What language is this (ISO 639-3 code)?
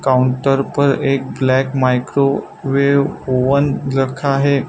hin